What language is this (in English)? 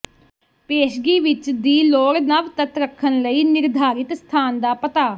Punjabi